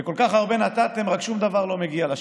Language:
Hebrew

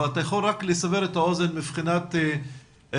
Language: Hebrew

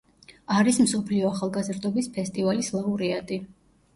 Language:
Georgian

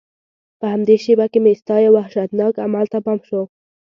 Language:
Pashto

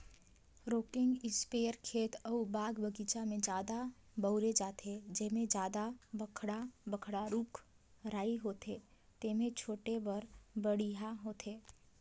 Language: Chhattisgarhi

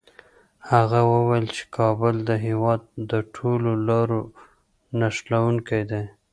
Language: Pashto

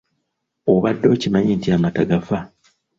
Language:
Ganda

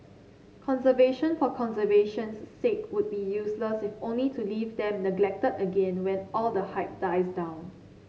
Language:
English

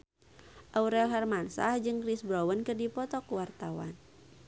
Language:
Sundanese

